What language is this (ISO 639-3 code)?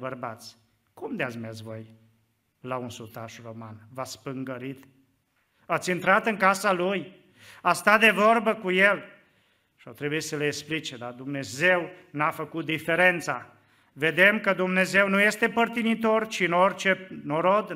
ron